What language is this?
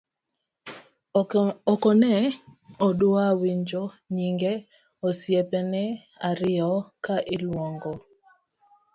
Luo (Kenya and Tanzania)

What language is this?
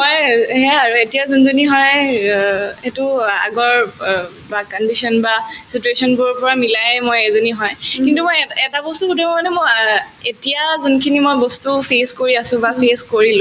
Assamese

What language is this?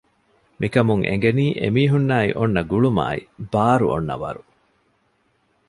Divehi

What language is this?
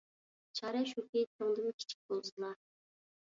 Uyghur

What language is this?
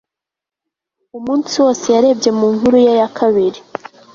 Kinyarwanda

